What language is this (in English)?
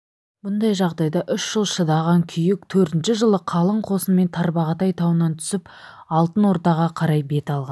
Kazakh